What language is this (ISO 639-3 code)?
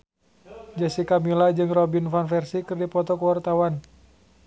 sun